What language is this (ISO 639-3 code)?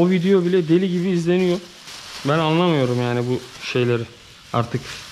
tur